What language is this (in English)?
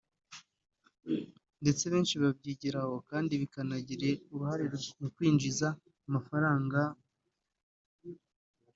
Kinyarwanda